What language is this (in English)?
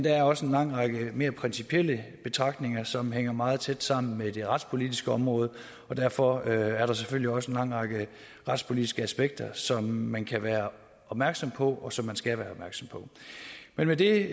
Danish